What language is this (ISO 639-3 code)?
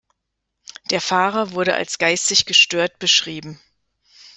deu